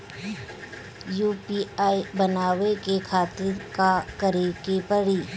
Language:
Bhojpuri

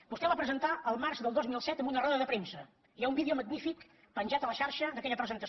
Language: Catalan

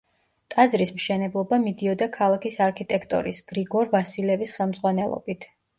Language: Georgian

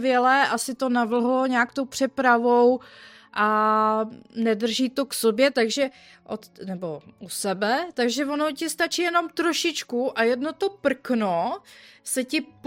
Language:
Czech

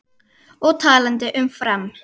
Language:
Icelandic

